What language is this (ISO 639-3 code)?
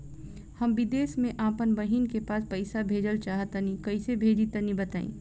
bho